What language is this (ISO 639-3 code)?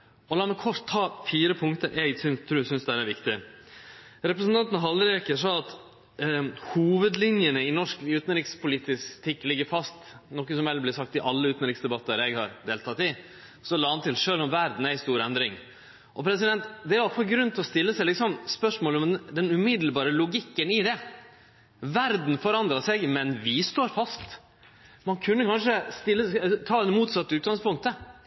nno